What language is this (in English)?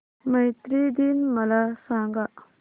Marathi